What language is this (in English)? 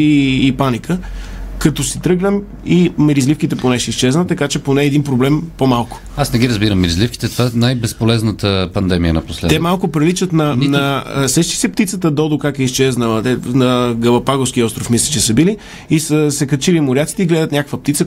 Bulgarian